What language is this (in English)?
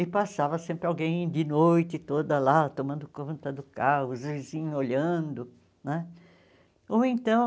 Portuguese